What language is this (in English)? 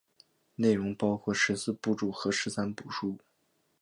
Chinese